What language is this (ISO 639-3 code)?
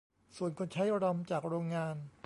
tha